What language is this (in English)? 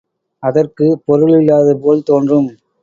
Tamil